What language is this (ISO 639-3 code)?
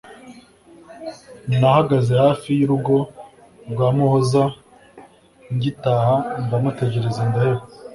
kin